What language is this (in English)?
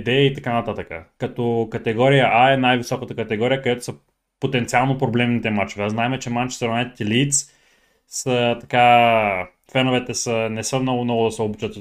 Bulgarian